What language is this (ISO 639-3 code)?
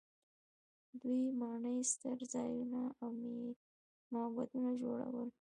pus